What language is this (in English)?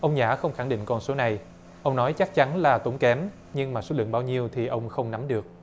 Vietnamese